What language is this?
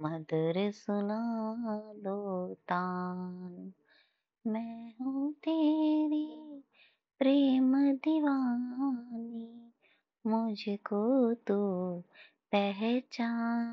Hindi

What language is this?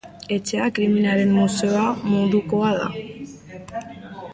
Basque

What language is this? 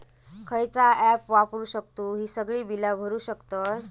Marathi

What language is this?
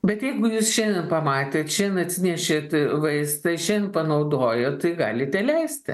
Lithuanian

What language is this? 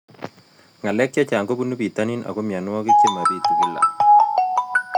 Kalenjin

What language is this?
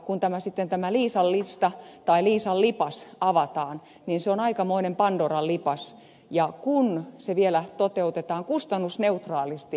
Finnish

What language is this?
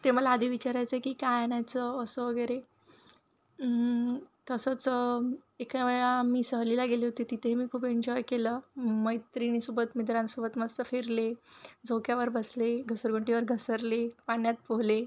Marathi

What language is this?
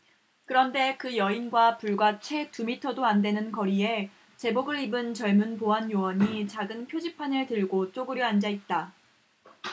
Korean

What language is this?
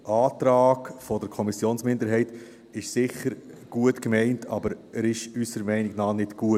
Swiss German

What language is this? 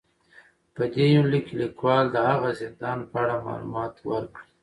Pashto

